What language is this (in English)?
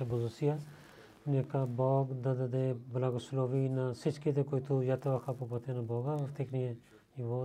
Bulgarian